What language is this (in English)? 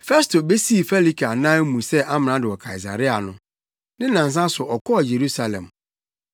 Akan